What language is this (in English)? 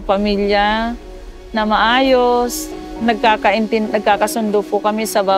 Filipino